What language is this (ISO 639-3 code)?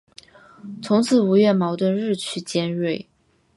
zho